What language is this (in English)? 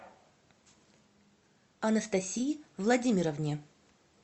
Russian